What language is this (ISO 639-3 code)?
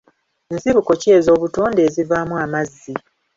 lug